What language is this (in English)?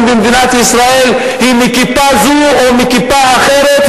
Hebrew